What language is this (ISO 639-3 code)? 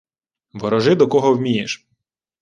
ukr